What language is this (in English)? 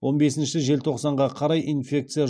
Kazakh